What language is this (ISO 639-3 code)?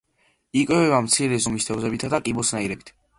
kat